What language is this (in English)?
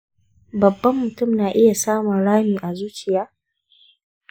Hausa